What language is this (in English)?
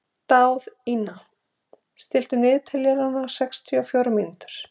Icelandic